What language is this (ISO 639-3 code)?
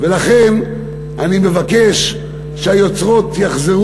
heb